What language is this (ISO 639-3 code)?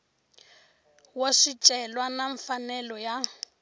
tso